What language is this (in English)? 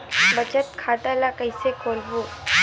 Chhattisgarhi